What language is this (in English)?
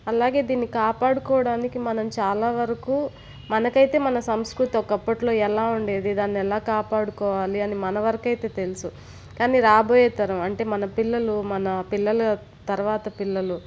Telugu